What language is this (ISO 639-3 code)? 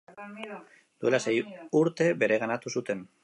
eus